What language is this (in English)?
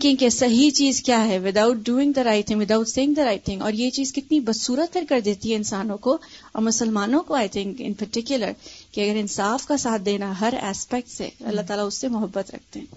Urdu